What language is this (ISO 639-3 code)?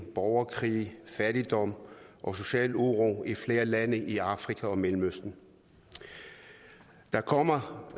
dan